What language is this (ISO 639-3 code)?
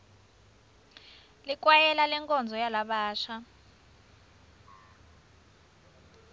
ssw